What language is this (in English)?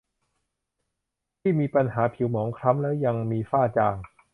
Thai